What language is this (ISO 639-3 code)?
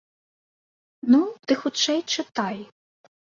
bel